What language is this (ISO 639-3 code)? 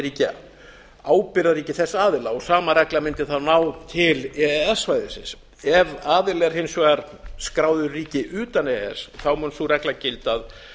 isl